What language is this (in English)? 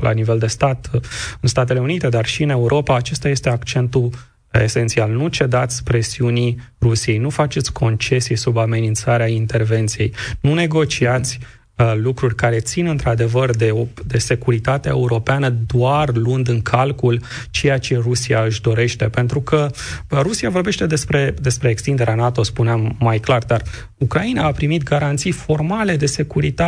Romanian